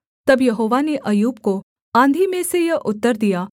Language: Hindi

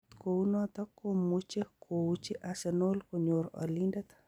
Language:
Kalenjin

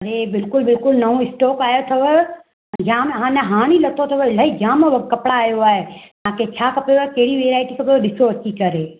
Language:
Sindhi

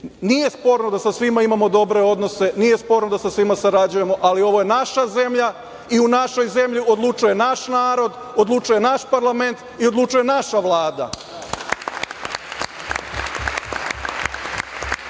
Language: Serbian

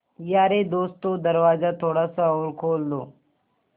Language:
Hindi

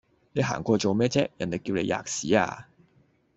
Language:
Cantonese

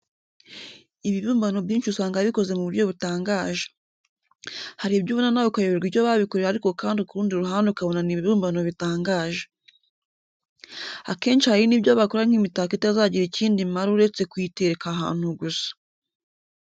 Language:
Kinyarwanda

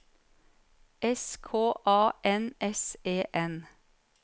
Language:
Norwegian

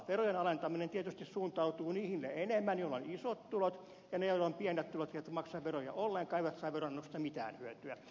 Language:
Finnish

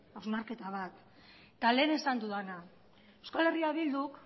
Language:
Basque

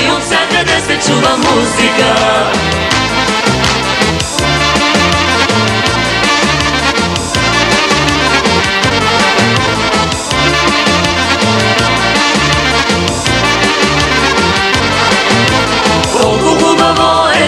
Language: Romanian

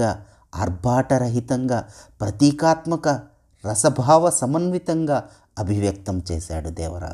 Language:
Telugu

